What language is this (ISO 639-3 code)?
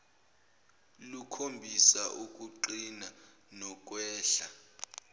zul